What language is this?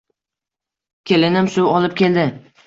Uzbek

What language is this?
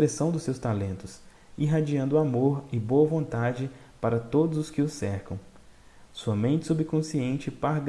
Portuguese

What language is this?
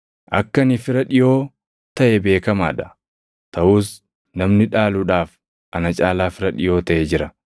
Oromo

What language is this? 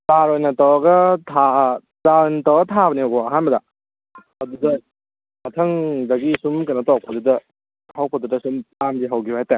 Manipuri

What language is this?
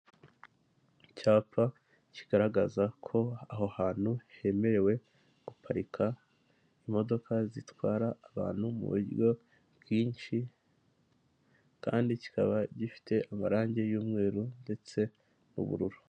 Kinyarwanda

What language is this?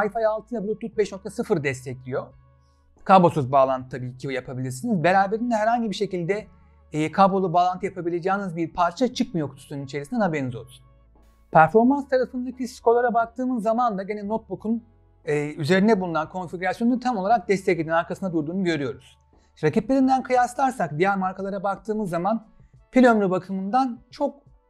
Turkish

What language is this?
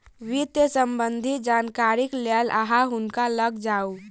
Maithili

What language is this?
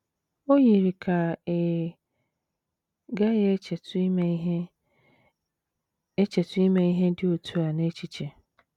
Igbo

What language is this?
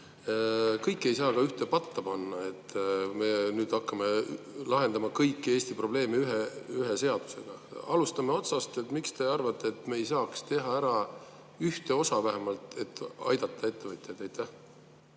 Estonian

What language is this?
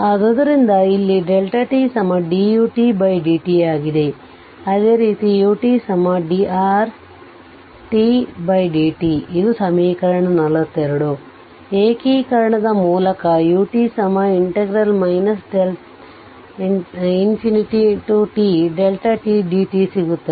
Kannada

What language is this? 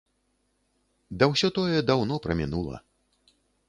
Belarusian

